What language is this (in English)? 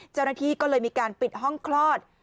Thai